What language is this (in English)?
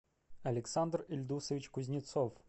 Russian